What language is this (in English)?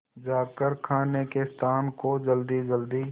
Hindi